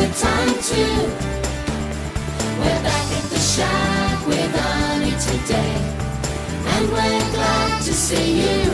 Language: English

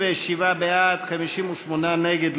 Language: Hebrew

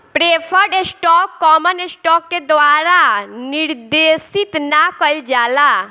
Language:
Bhojpuri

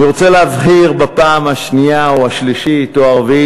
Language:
Hebrew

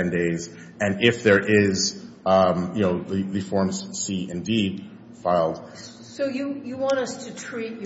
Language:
English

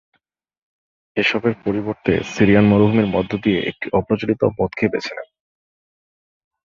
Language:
Bangla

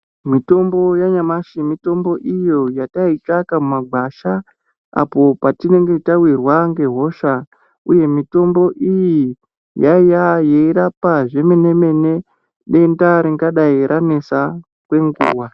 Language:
Ndau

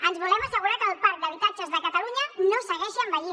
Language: Catalan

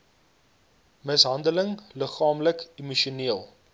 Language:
Afrikaans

